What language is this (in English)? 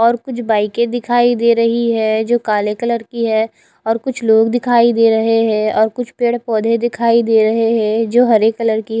Hindi